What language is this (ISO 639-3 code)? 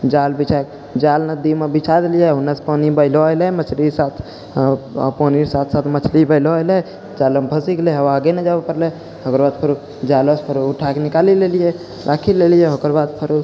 mai